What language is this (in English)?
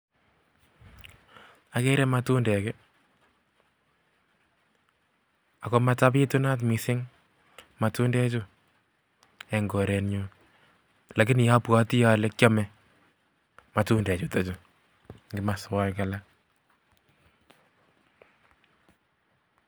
Kalenjin